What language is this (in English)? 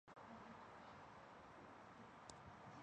Chinese